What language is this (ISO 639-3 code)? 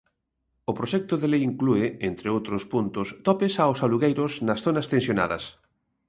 glg